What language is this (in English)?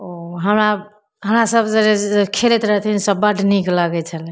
Maithili